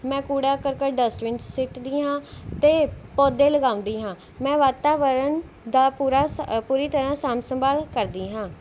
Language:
Punjabi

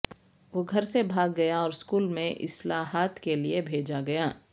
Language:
Urdu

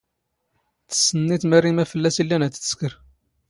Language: Standard Moroccan Tamazight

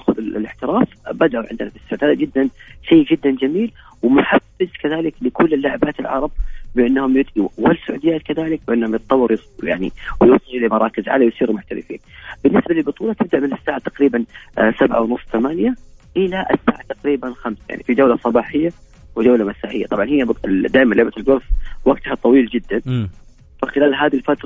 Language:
Arabic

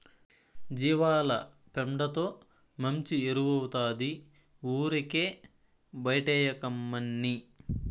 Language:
Telugu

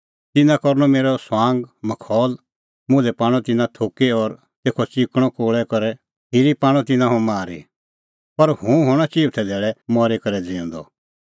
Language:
Kullu Pahari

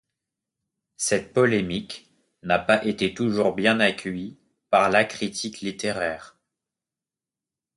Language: French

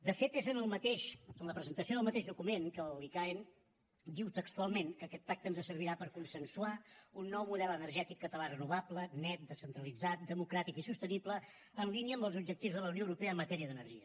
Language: Catalan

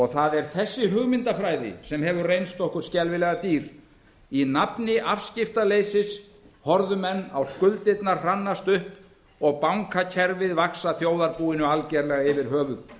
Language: Icelandic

